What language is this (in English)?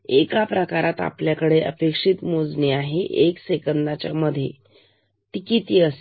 Marathi